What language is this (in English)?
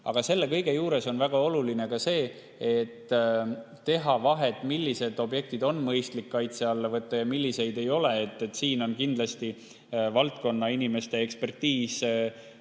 Estonian